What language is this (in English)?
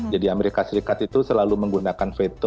Indonesian